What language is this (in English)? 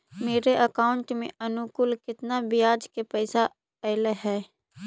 Magahi